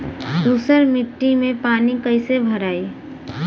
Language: Bhojpuri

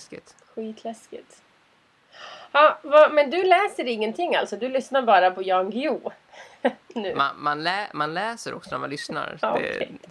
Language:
Swedish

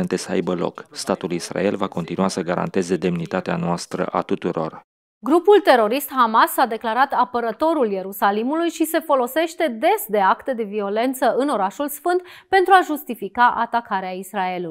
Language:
Romanian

